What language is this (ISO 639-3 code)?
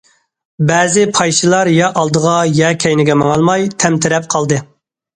uig